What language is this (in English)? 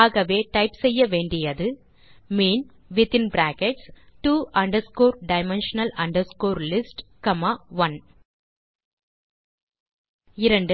Tamil